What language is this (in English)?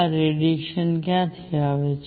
Gujarati